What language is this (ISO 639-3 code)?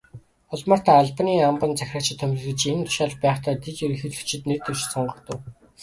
mon